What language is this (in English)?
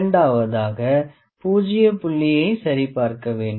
Tamil